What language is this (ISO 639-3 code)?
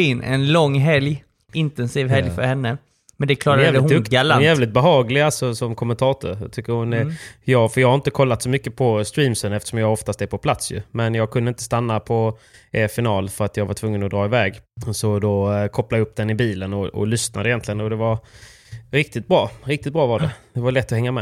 swe